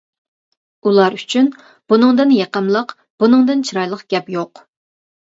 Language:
Uyghur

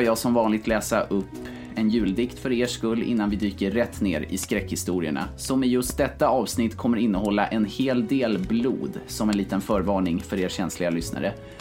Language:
Swedish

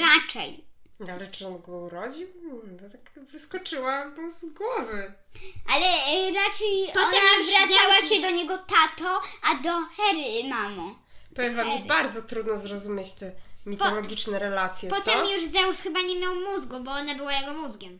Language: Polish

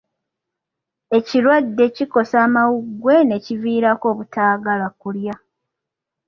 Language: Ganda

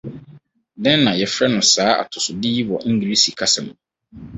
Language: Akan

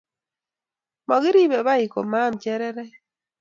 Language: Kalenjin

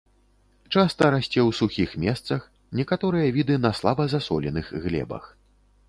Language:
Belarusian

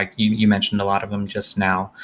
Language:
English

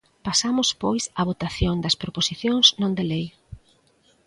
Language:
Galician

